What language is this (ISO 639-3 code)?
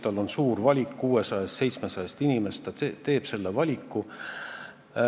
est